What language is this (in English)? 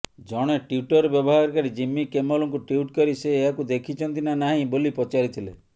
Odia